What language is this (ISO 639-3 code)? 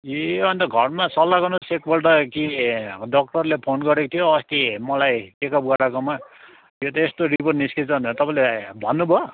nep